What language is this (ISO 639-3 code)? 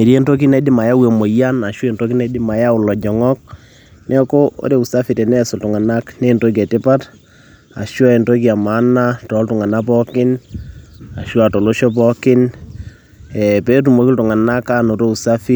mas